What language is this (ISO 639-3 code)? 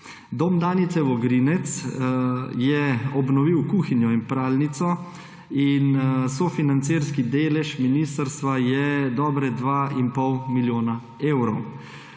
slv